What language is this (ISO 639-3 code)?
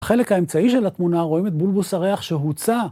heb